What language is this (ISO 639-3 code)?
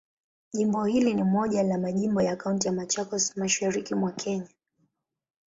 swa